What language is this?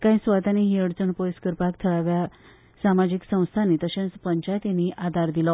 Konkani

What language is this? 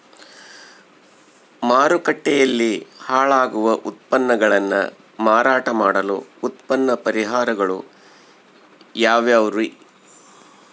Kannada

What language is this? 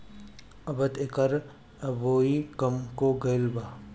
Bhojpuri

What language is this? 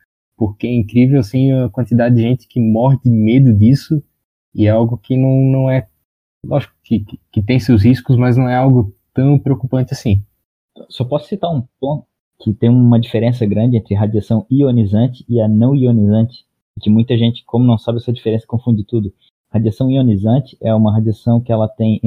Portuguese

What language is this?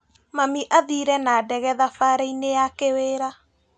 Kikuyu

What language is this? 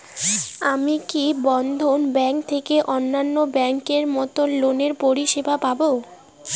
Bangla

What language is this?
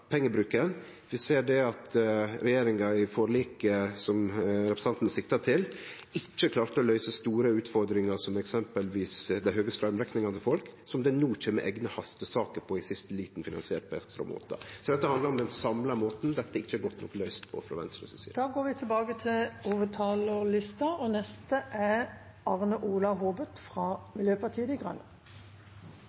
Norwegian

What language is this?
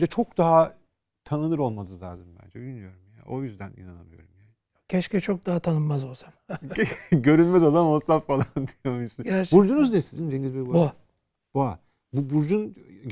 Turkish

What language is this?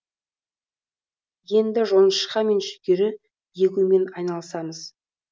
Kazakh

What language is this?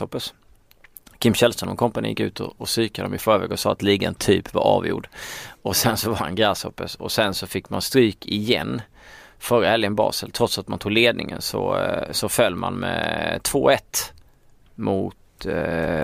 Swedish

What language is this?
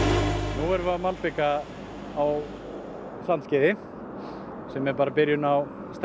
Icelandic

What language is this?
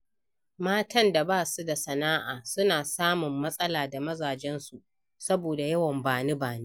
Hausa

